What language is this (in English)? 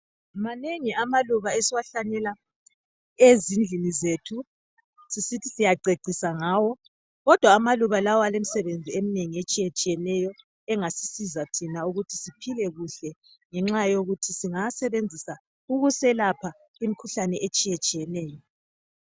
North Ndebele